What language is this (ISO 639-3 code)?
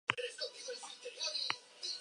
eus